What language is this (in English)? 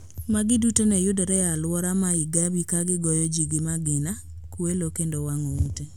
Luo (Kenya and Tanzania)